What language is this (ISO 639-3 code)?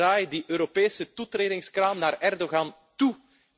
nld